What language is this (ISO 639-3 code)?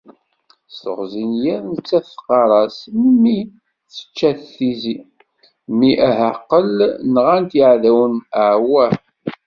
kab